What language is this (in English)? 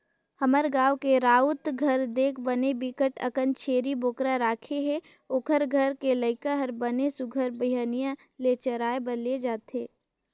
Chhattisgarhi